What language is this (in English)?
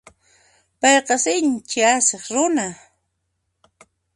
Puno Quechua